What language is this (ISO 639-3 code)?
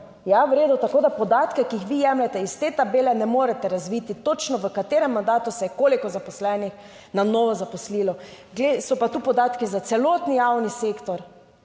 slv